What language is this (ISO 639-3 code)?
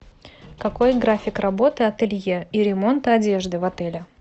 rus